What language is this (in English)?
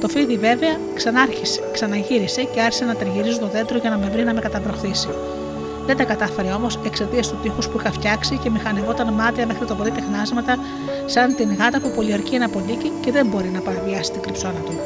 Greek